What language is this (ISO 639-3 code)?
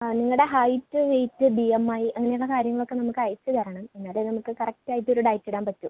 mal